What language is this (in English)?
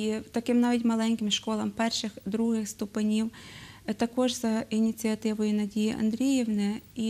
Ukrainian